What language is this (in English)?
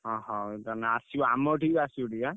Odia